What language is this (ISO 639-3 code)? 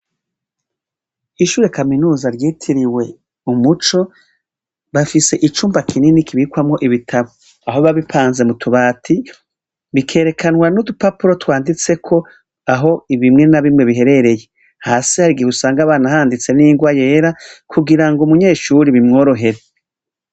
run